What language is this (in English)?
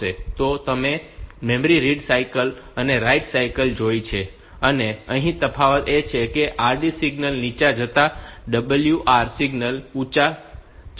Gujarati